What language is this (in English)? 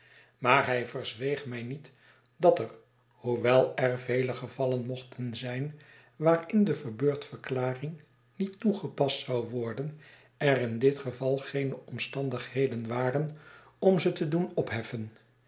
Dutch